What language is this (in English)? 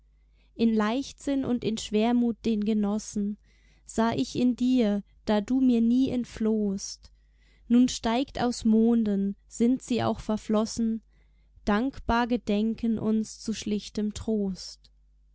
German